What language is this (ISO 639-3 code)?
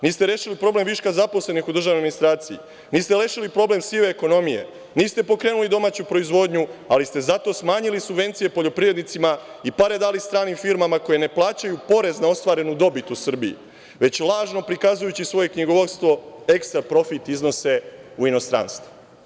srp